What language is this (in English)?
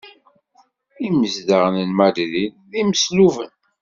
Kabyle